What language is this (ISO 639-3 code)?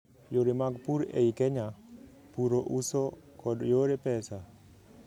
luo